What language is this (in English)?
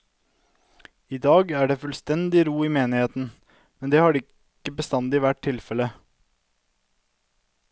Norwegian